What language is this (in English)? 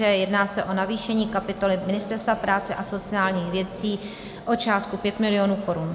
Czech